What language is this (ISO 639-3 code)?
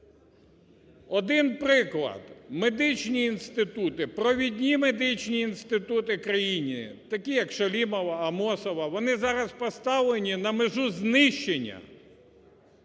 ukr